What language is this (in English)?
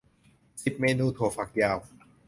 Thai